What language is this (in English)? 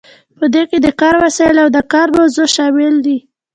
Pashto